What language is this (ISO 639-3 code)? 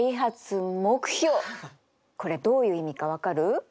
jpn